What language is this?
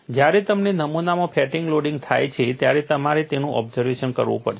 Gujarati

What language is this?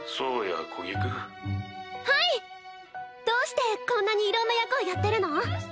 Japanese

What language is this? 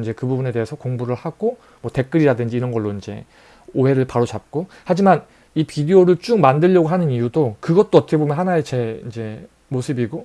Korean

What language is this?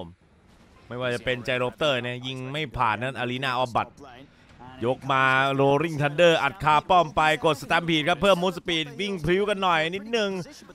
Thai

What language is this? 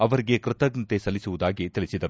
Kannada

